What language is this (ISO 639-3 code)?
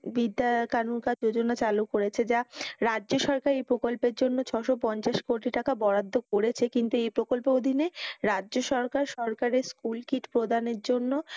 ben